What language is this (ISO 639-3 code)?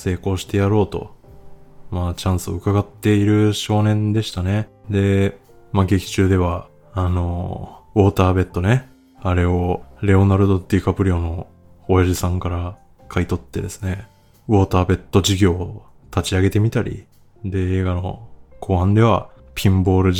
jpn